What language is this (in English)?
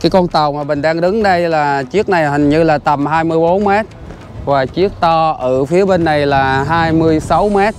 Vietnamese